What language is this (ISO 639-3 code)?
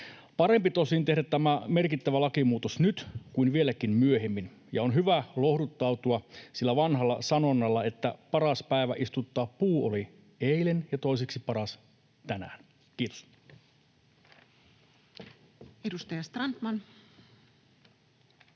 fin